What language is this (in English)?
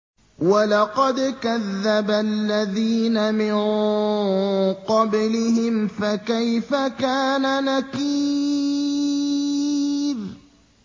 Arabic